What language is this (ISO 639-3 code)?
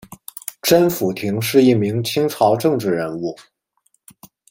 zho